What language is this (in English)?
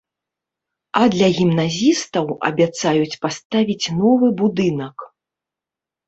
Belarusian